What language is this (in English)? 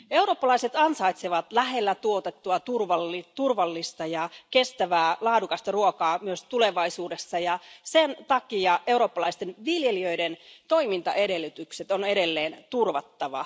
Finnish